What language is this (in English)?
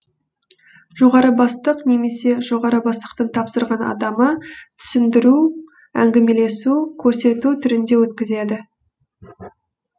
Kazakh